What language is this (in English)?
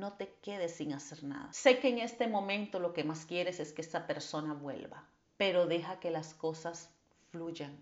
Spanish